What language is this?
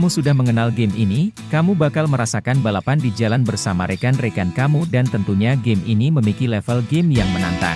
Indonesian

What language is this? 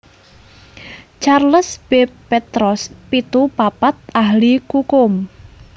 Javanese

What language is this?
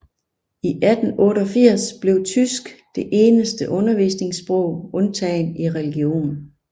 Danish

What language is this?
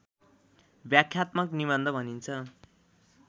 Nepali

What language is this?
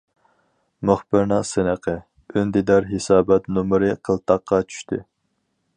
Uyghur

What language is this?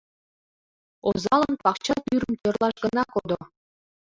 Mari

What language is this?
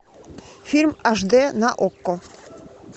Russian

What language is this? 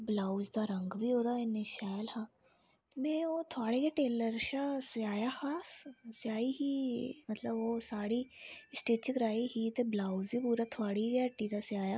Dogri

